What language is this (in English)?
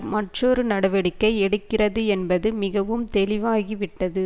Tamil